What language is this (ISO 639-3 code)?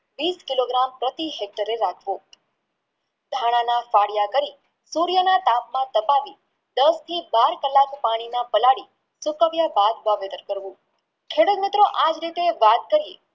guj